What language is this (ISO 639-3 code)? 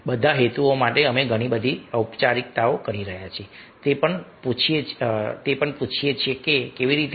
guj